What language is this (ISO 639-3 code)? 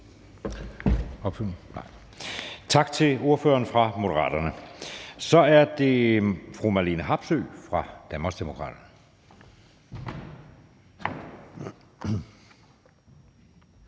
dan